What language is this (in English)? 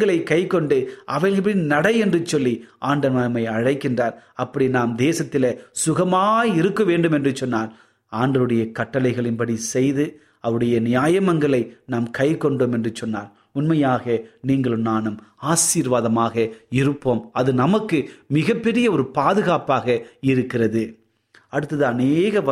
Tamil